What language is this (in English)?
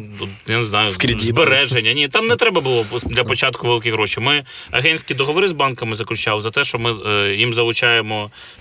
Ukrainian